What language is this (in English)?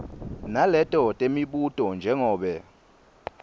Swati